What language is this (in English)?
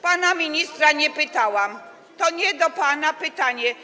Polish